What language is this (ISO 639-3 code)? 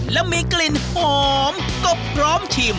tha